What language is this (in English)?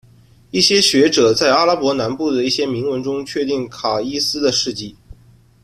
Chinese